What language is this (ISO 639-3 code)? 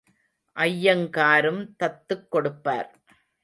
tam